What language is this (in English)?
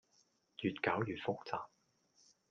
Cantonese